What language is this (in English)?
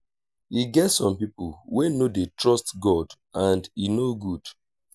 Nigerian Pidgin